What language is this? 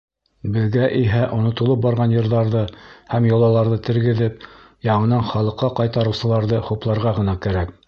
Bashkir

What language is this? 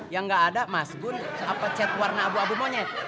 Indonesian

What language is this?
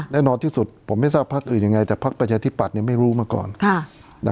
Thai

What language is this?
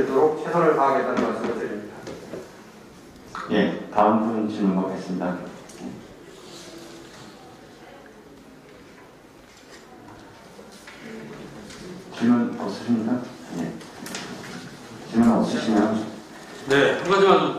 Korean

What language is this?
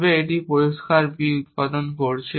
Bangla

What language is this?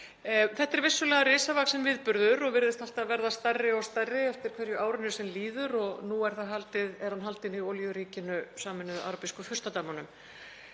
Icelandic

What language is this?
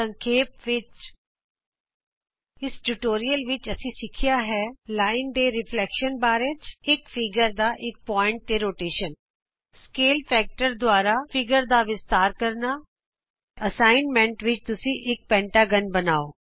Punjabi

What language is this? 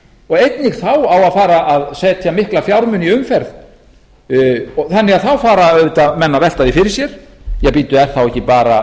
Icelandic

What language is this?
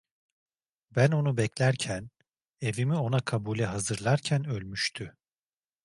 Turkish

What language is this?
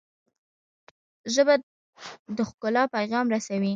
Pashto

